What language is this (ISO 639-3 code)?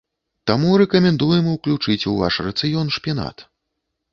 bel